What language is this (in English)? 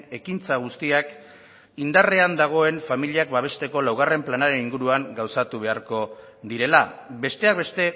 Basque